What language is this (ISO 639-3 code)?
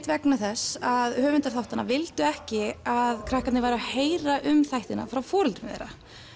isl